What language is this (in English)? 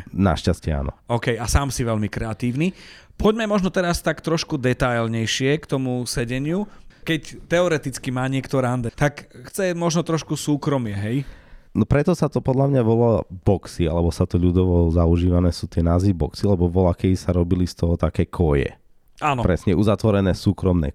Slovak